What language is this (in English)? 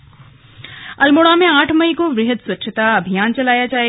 Hindi